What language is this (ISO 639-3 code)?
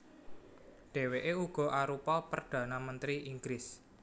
jav